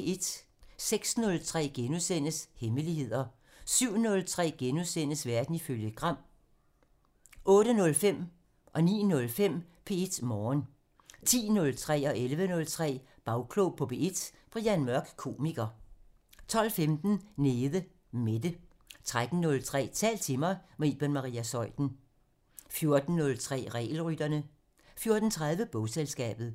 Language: Danish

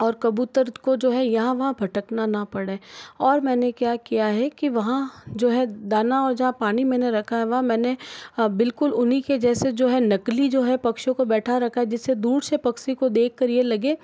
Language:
Hindi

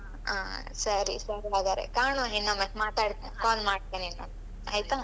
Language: Kannada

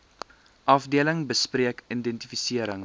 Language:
Afrikaans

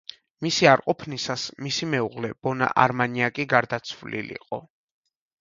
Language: Georgian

